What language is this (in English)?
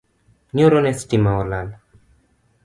Luo (Kenya and Tanzania)